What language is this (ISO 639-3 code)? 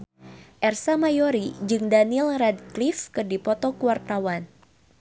sun